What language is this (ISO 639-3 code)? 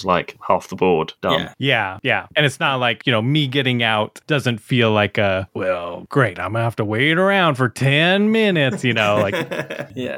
eng